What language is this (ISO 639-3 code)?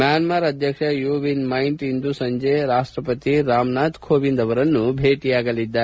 kan